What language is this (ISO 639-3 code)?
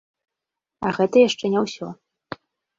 bel